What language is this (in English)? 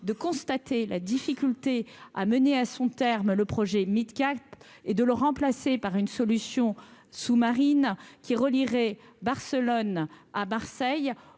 French